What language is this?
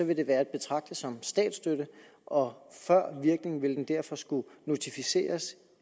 Danish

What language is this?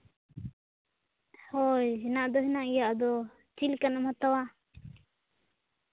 Santali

